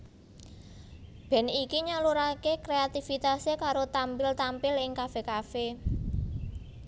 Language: Javanese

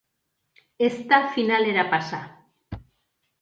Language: Basque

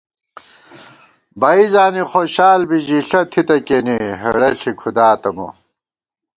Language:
Gawar-Bati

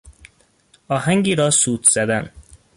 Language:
Persian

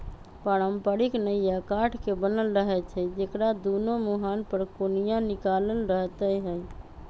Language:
Magahi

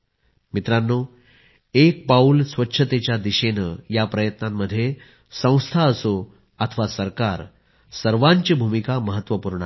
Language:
Marathi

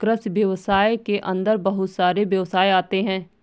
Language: Hindi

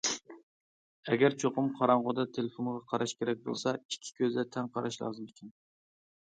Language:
Uyghur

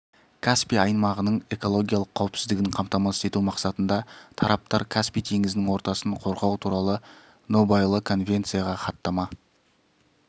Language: Kazakh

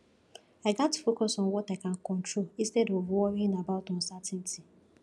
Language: Nigerian Pidgin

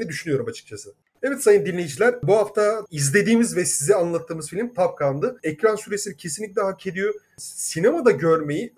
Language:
Turkish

